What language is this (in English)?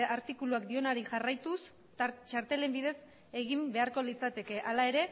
Basque